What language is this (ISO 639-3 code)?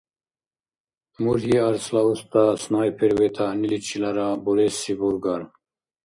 dar